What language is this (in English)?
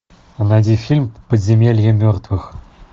Russian